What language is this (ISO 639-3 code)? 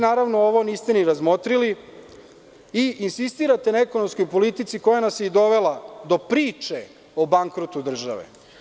srp